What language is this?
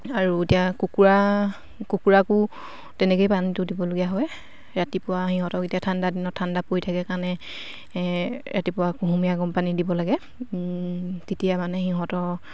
Assamese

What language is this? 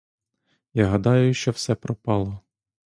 Ukrainian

